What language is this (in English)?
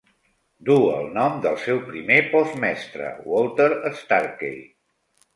Catalan